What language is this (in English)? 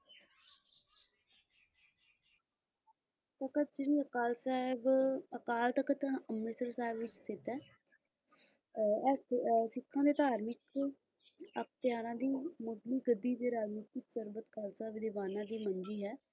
Punjabi